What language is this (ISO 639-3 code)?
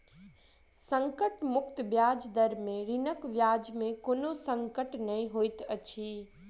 mai